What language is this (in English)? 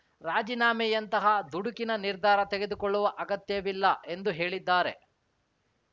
Kannada